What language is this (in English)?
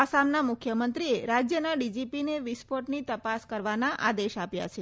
Gujarati